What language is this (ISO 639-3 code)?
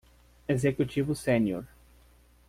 por